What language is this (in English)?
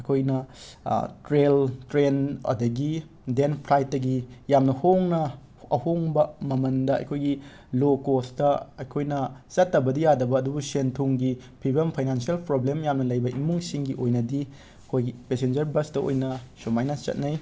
Manipuri